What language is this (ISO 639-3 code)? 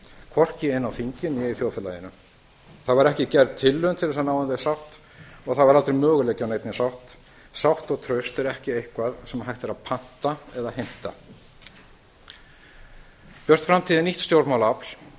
isl